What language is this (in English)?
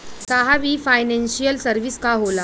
Bhojpuri